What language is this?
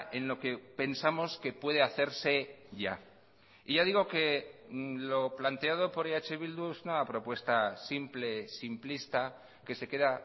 Spanish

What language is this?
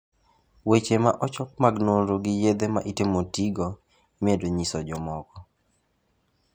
Luo (Kenya and Tanzania)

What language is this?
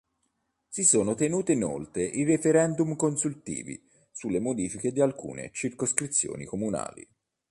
Italian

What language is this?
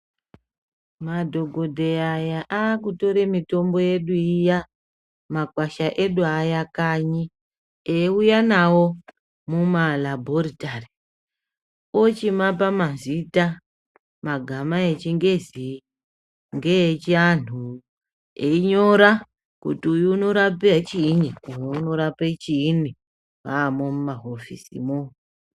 Ndau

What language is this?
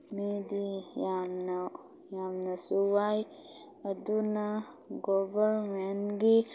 Manipuri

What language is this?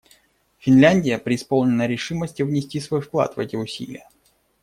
Russian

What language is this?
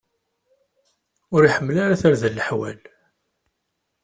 Kabyle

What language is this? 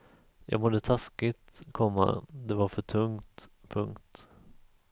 Swedish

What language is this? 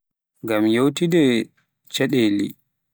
Pular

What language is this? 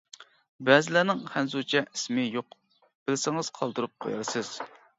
Uyghur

